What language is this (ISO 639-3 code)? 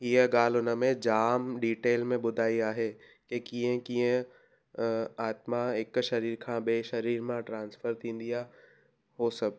snd